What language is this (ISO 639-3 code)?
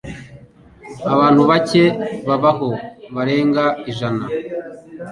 kin